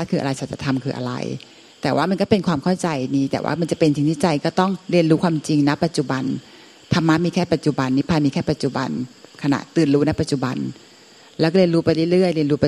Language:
Thai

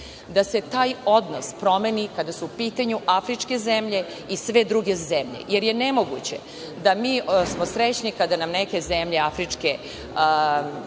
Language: Serbian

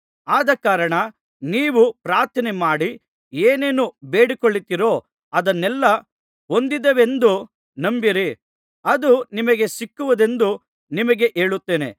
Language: Kannada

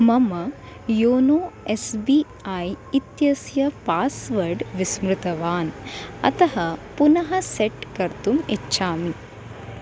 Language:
Sanskrit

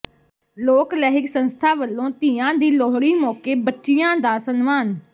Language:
Punjabi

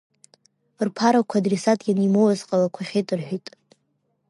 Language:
Abkhazian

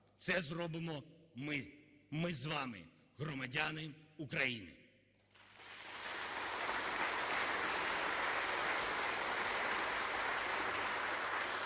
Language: Ukrainian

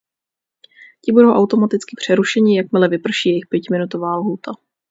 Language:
Czech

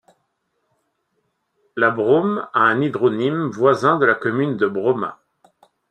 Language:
French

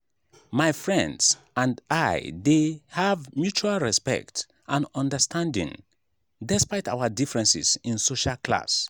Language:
Nigerian Pidgin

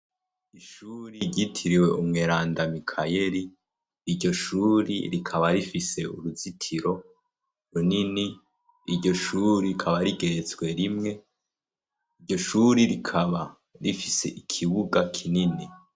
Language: Rundi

